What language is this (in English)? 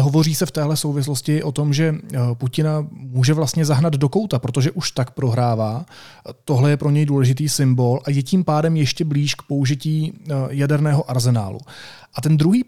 Czech